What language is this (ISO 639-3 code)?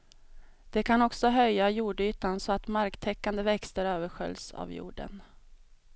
swe